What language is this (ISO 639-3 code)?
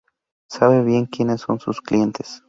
spa